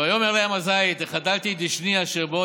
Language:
Hebrew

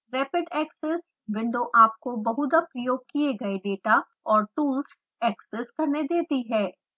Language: Hindi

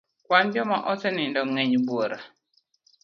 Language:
Luo (Kenya and Tanzania)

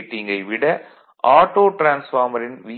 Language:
Tamil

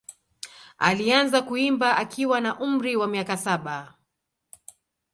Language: Swahili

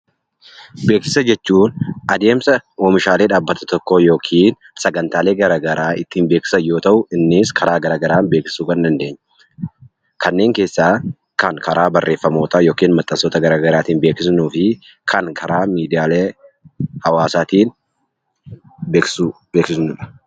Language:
Oromo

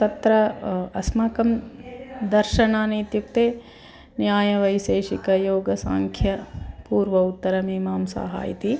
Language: Sanskrit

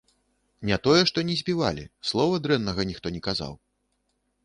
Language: Belarusian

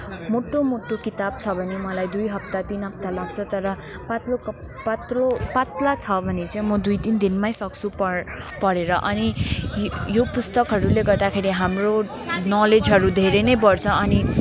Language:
Nepali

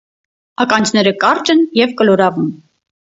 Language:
Armenian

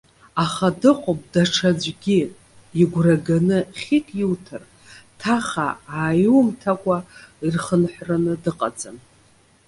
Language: Abkhazian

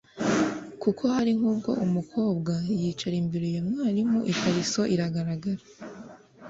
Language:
Kinyarwanda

